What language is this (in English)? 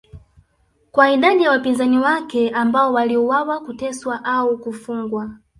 Swahili